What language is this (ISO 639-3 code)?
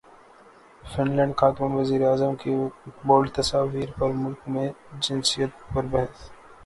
urd